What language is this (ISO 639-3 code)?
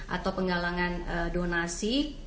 ind